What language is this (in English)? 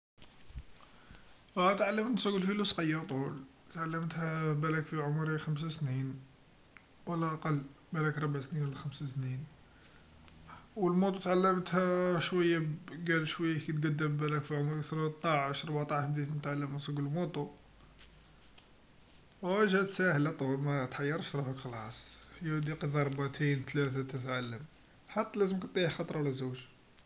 Algerian Arabic